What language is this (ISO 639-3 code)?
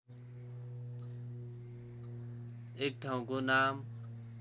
nep